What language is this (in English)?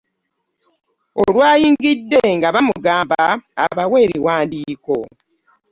Ganda